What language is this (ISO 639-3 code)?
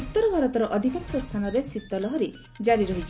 ori